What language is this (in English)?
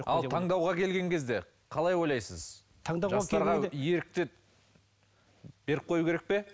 Kazakh